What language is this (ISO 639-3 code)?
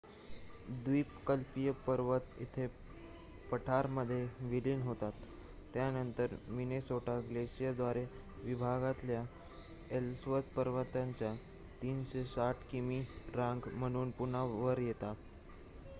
mar